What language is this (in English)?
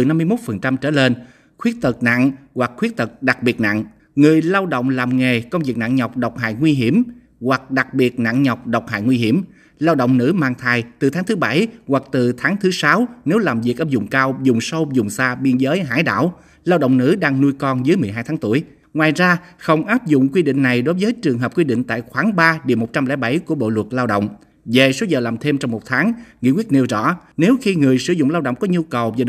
Vietnamese